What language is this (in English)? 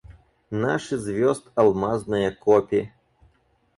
Russian